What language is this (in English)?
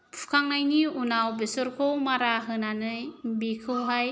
Bodo